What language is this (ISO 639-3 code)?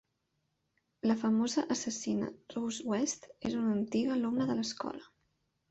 cat